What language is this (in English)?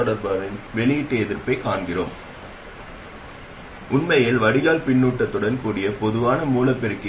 Tamil